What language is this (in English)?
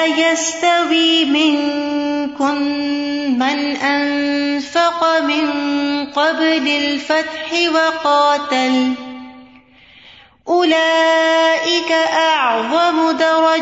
Urdu